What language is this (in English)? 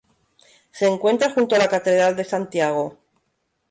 Spanish